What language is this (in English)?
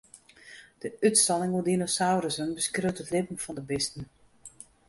Western Frisian